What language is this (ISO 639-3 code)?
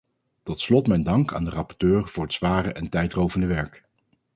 nld